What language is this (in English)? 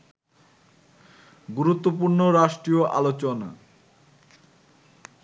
Bangla